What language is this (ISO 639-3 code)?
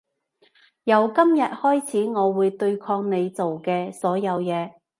yue